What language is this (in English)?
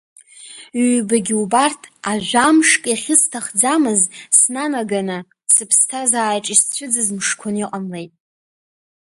Abkhazian